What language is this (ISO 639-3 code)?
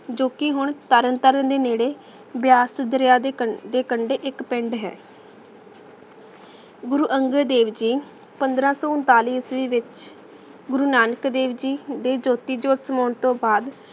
pan